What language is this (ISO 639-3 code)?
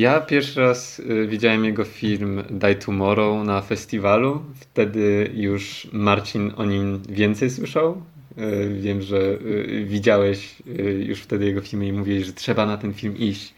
pol